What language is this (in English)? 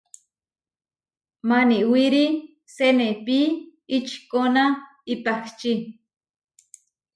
Huarijio